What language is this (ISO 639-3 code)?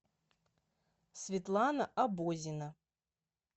rus